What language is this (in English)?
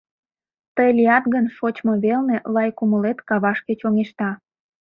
Mari